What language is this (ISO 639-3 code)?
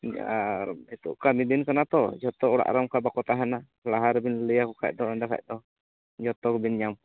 sat